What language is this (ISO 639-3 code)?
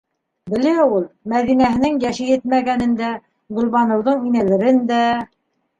bak